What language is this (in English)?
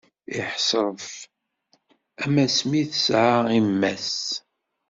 Kabyle